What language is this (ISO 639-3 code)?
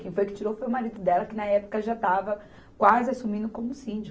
por